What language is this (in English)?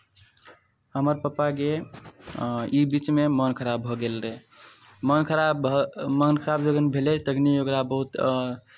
Maithili